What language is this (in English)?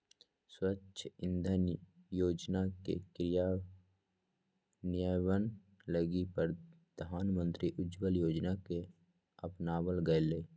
Magahi